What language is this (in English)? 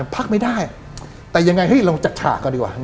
Thai